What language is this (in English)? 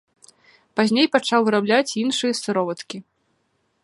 Belarusian